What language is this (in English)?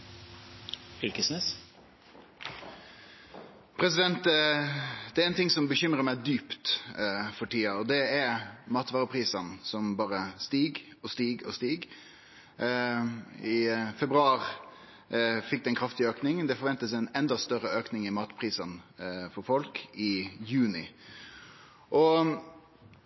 Norwegian Nynorsk